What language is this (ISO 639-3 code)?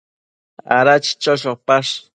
mcf